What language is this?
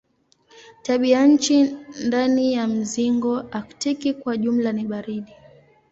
Swahili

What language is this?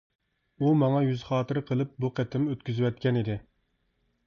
Uyghur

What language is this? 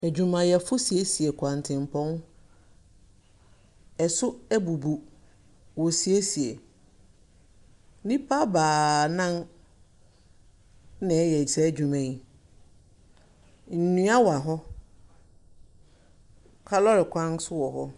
Akan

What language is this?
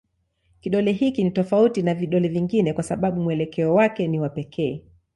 Swahili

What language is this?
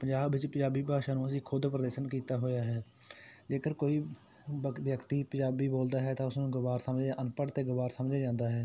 Punjabi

